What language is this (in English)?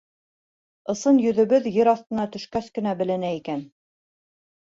Bashkir